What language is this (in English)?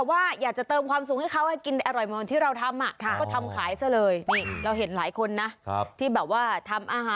Thai